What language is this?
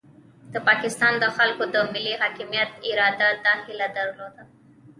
Pashto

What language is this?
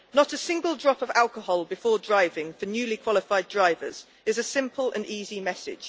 English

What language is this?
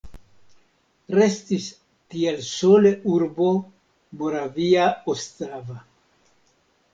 Esperanto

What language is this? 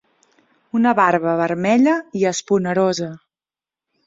Catalan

